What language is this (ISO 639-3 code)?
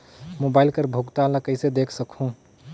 hne